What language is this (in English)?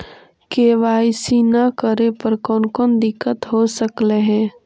Magahi